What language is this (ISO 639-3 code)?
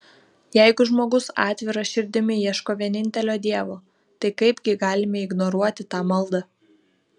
lit